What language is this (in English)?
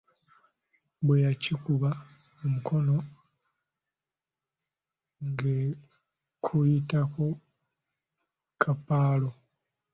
Ganda